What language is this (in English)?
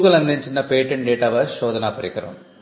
Telugu